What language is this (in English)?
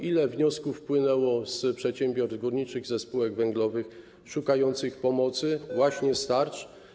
Polish